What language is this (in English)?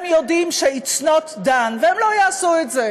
Hebrew